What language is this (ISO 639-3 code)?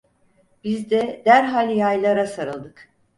tur